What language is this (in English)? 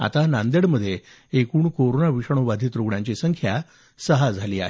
Marathi